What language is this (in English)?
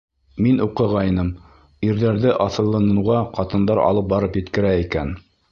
Bashkir